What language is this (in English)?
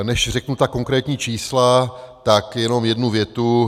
Czech